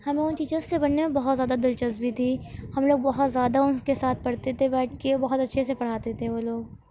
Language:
Urdu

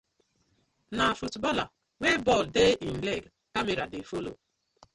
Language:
Nigerian Pidgin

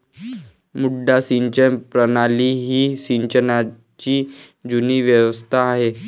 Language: Marathi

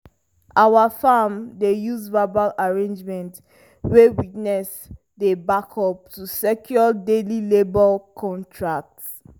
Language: Nigerian Pidgin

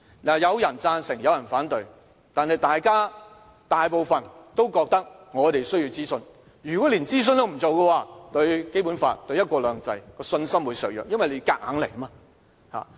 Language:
Cantonese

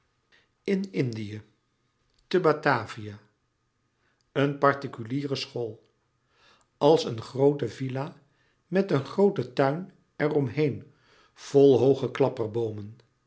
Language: Dutch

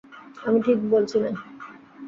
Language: Bangla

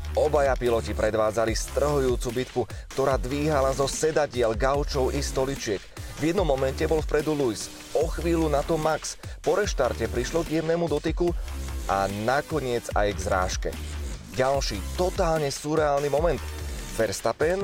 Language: Slovak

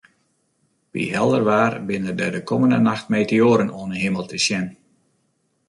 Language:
Western Frisian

